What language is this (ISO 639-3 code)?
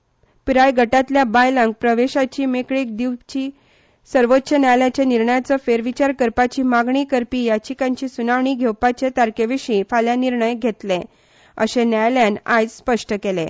kok